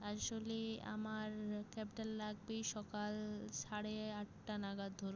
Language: Bangla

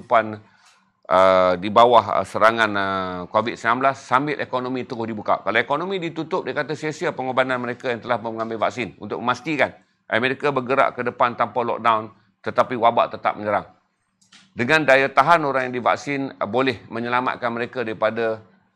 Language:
Malay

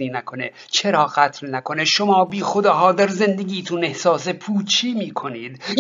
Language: Persian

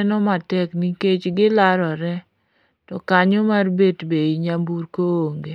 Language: Luo (Kenya and Tanzania)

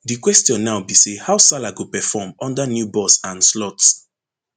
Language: Nigerian Pidgin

